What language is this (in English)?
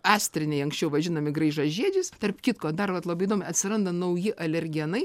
Lithuanian